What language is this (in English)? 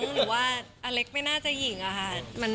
Thai